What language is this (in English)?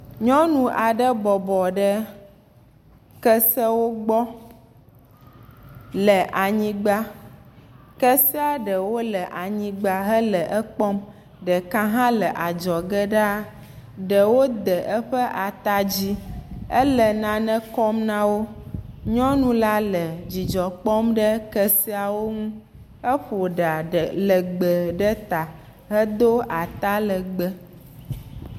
Ewe